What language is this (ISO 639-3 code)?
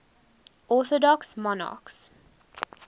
eng